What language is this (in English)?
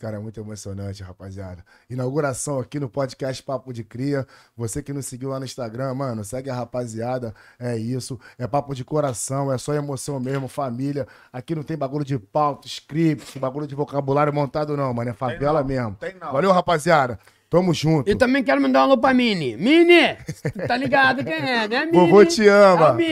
Portuguese